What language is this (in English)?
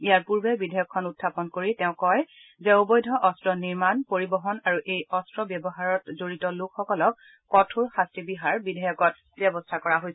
Assamese